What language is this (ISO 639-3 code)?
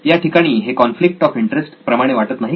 mar